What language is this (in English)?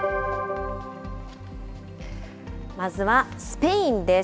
Japanese